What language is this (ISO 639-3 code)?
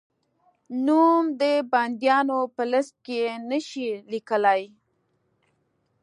pus